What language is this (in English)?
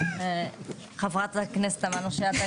Hebrew